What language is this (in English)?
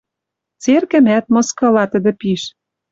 Western Mari